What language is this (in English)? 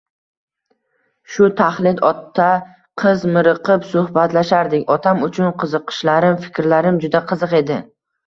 Uzbek